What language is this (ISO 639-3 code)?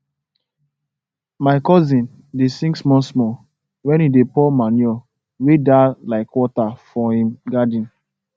pcm